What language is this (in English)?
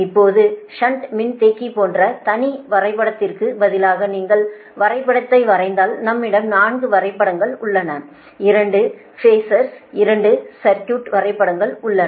Tamil